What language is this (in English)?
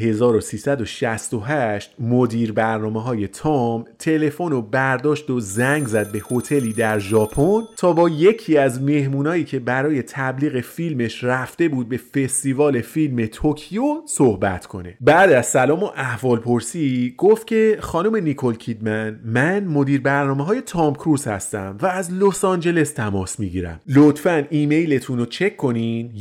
Persian